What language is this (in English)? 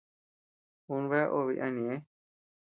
Tepeuxila Cuicatec